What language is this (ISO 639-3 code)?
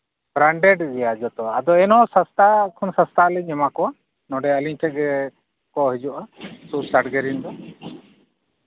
sat